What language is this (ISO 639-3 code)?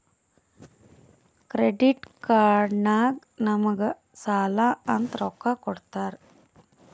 kan